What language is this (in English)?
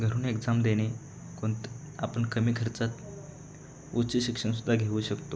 Marathi